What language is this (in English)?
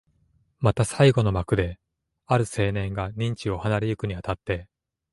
Japanese